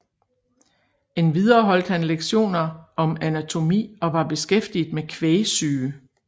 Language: Danish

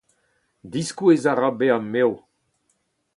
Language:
Breton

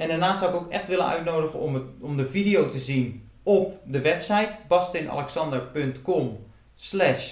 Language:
Dutch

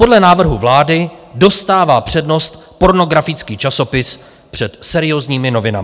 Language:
Czech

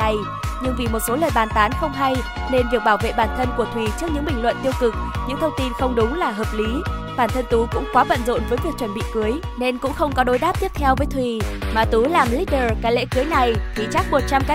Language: Vietnamese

